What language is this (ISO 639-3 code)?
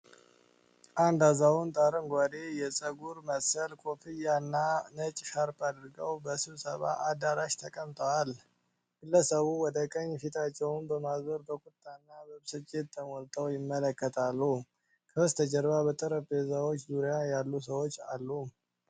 amh